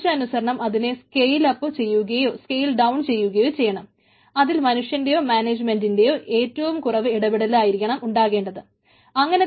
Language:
Malayalam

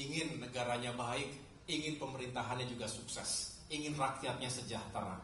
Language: Indonesian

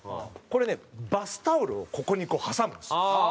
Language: Japanese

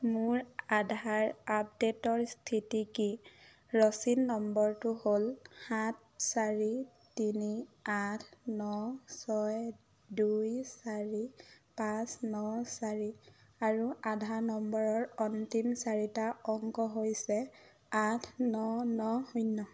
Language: Assamese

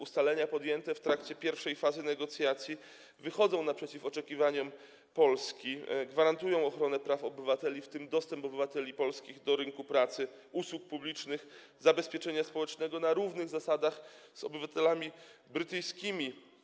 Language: Polish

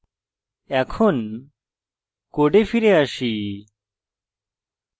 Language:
Bangla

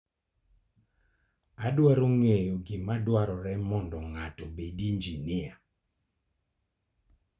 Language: Luo (Kenya and Tanzania)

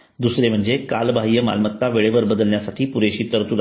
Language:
Marathi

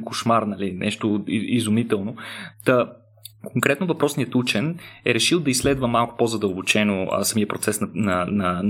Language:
Bulgarian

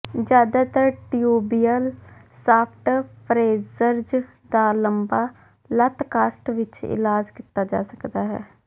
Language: Punjabi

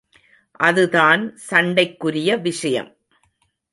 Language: Tamil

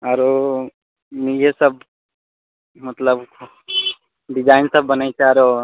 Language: Maithili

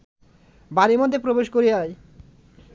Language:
Bangla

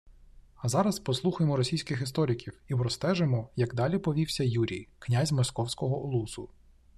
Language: Ukrainian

